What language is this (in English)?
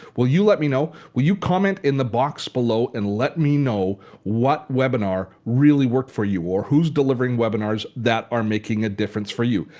English